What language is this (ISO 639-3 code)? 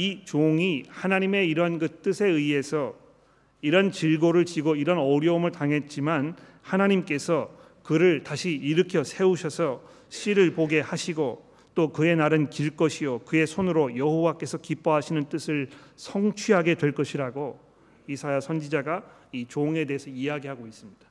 kor